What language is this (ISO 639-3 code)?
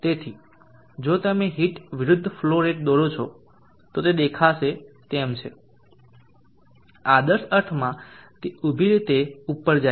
guj